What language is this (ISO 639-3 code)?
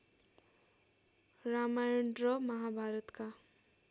nep